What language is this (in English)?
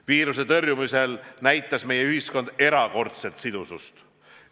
Estonian